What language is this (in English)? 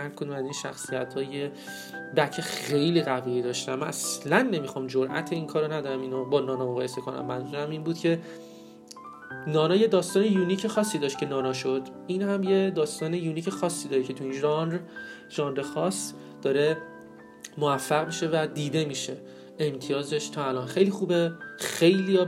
Persian